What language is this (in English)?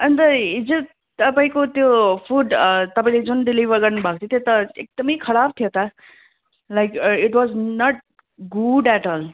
Nepali